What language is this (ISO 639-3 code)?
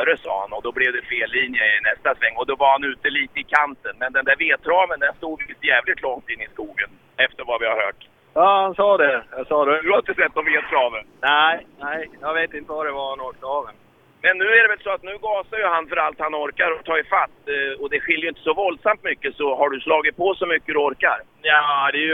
swe